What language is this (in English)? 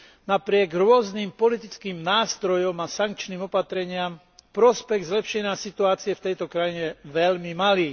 Slovak